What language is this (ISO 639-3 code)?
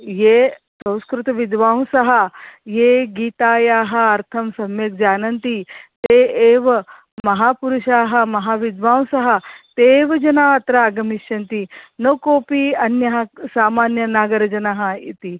san